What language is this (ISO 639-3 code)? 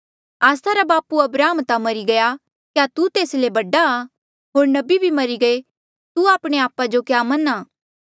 mjl